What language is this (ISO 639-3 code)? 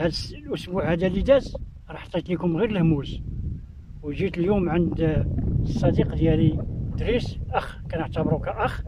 ara